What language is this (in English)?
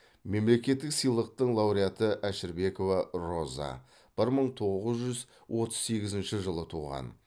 Kazakh